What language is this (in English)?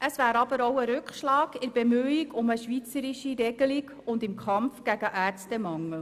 Swiss German